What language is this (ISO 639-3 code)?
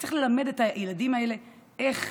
heb